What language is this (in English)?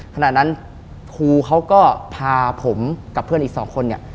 Thai